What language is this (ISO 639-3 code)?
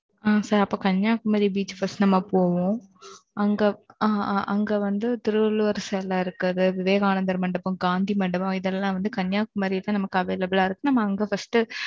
tam